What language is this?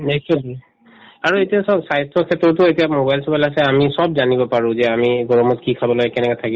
Assamese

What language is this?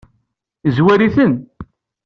Kabyle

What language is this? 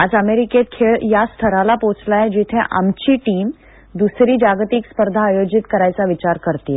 Marathi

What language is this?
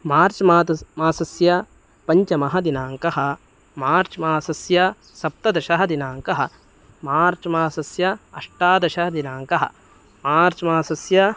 Sanskrit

